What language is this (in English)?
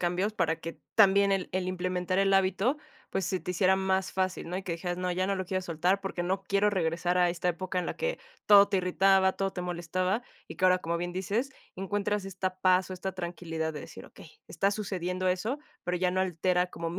Spanish